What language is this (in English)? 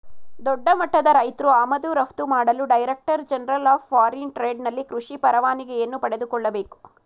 Kannada